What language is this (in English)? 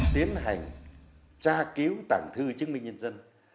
Vietnamese